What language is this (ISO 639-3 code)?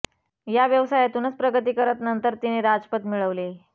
mar